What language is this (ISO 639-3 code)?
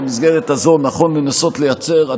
heb